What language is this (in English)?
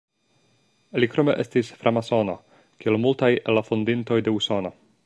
Esperanto